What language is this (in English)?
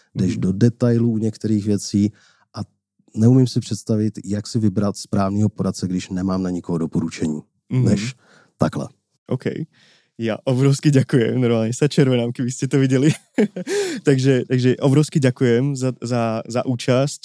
Czech